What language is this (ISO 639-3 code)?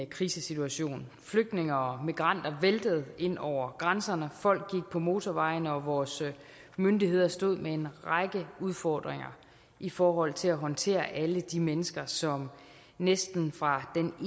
dan